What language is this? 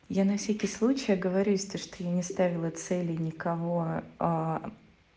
Russian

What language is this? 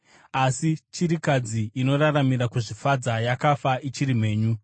Shona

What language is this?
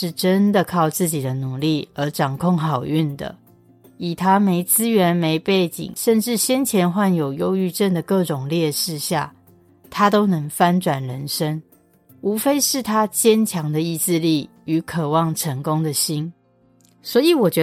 Chinese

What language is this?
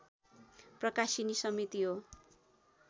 Nepali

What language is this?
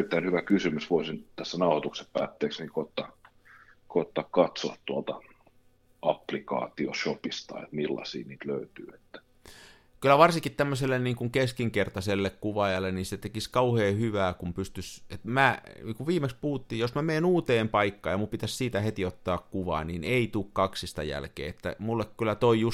Finnish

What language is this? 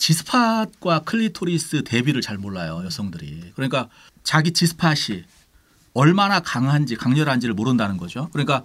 Korean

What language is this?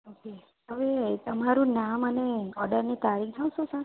Gujarati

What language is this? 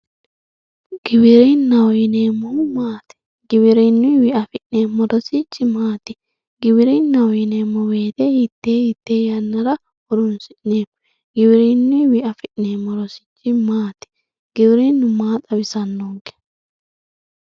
Sidamo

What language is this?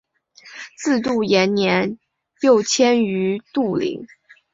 Chinese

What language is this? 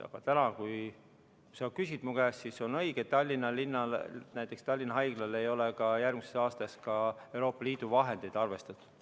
Estonian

